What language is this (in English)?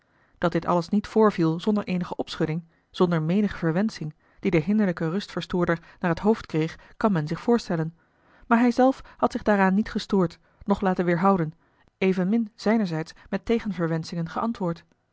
Dutch